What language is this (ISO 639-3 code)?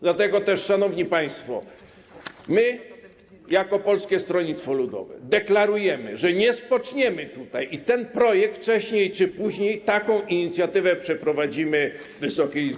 pol